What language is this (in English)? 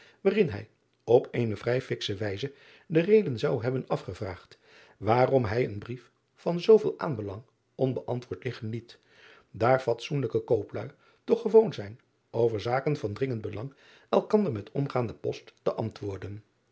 Dutch